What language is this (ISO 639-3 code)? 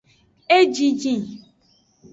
ajg